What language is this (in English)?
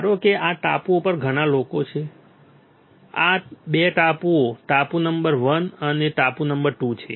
Gujarati